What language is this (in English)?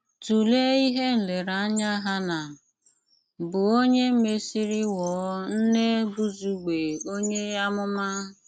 Igbo